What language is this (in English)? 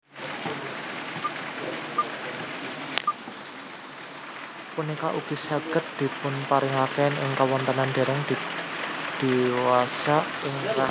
Javanese